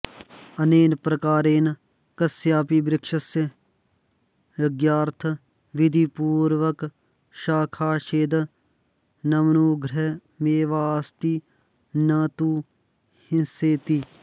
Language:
Sanskrit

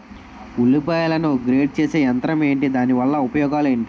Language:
Telugu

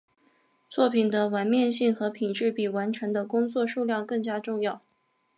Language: Chinese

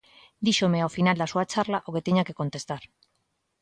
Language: Galician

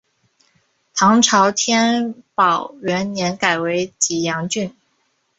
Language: Chinese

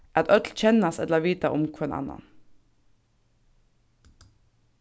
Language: Faroese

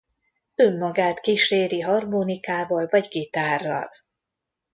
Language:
Hungarian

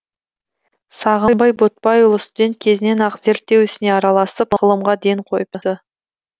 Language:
Kazakh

